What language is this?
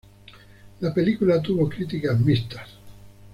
Spanish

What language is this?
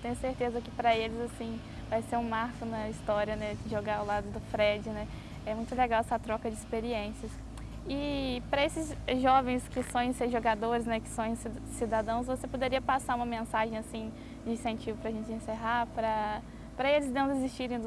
Portuguese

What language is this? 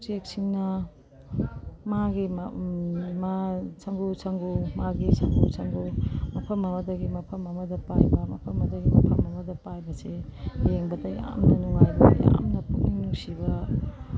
Manipuri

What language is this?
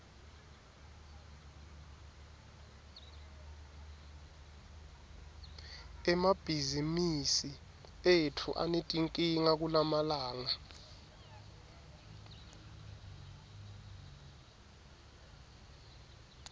Swati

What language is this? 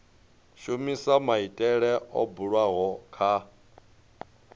Venda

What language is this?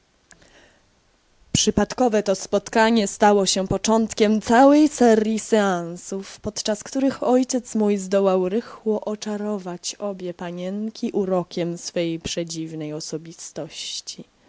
Polish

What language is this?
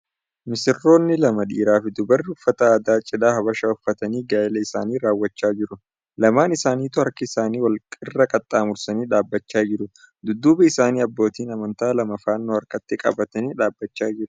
Oromo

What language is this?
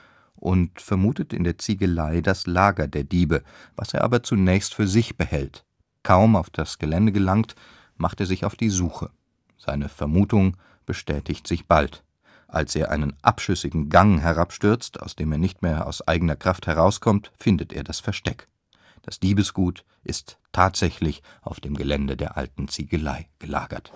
German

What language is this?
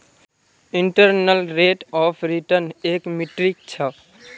Magahi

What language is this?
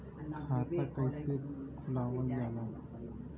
Bhojpuri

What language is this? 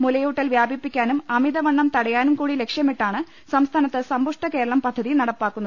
Malayalam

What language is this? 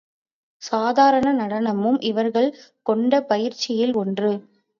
Tamil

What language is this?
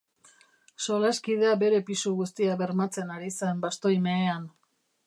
Basque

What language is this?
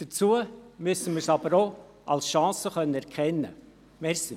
Swiss German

